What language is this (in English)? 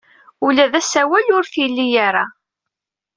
Kabyle